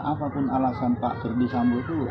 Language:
Indonesian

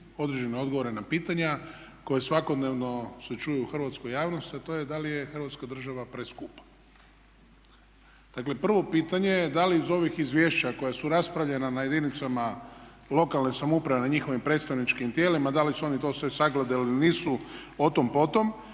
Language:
Croatian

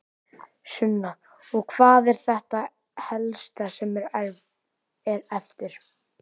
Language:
Icelandic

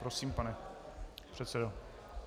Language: Czech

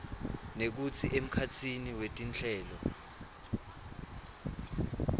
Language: Swati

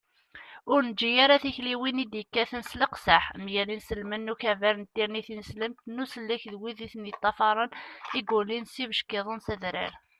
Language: Kabyle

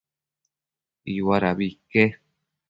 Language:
Matsés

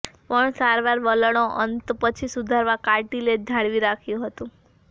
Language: Gujarati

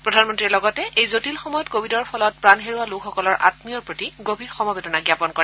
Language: Assamese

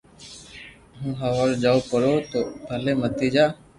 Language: Loarki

